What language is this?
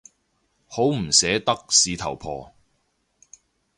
Cantonese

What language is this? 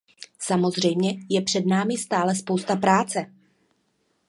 Czech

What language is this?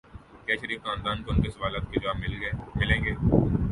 Urdu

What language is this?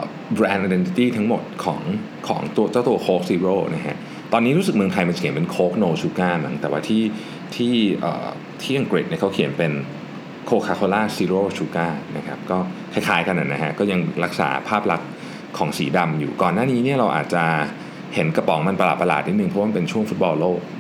Thai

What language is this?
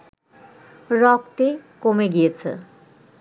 Bangla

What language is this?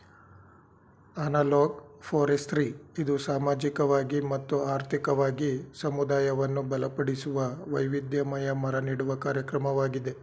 Kannada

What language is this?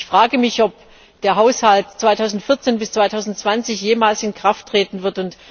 German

